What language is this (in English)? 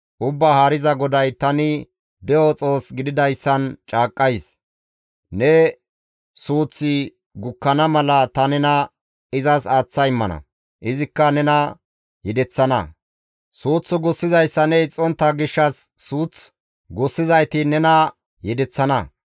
Gamo